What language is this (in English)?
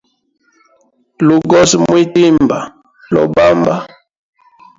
Hemba